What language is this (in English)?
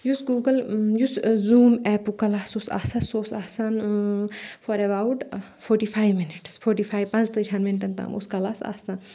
Kashmiri